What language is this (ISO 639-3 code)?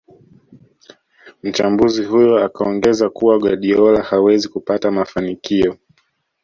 swa